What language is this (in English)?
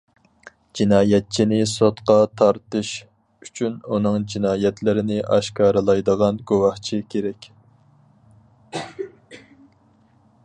Uyghur